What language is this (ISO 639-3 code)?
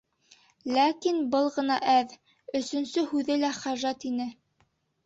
bak